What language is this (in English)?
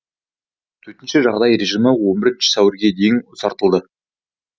Kazakh